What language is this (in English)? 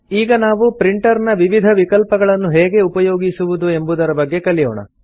Kannada